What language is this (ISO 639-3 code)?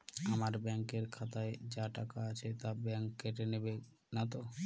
ben